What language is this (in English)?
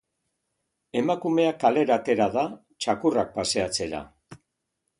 Basque